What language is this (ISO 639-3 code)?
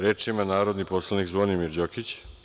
srp